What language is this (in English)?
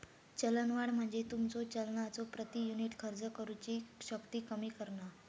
Marathi